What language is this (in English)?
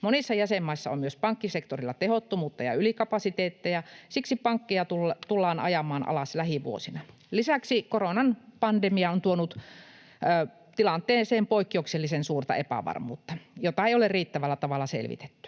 Finnish